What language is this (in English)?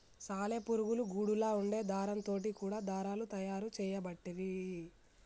Telugu